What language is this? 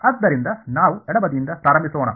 Kannada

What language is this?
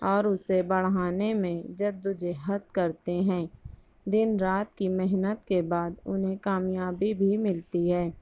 Urdu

